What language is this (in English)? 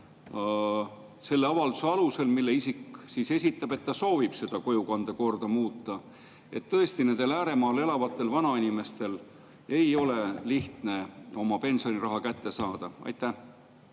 Estonian